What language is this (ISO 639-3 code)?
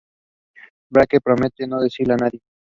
spa